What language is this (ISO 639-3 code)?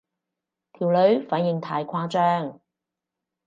yue